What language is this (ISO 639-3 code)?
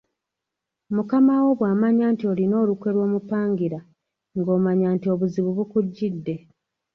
lug